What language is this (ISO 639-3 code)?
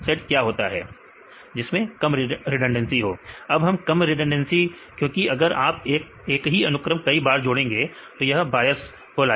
hin